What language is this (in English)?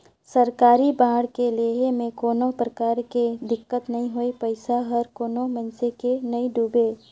Chhattisgarhi